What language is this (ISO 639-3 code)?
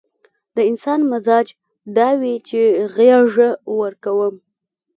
pus